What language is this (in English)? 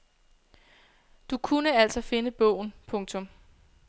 Danish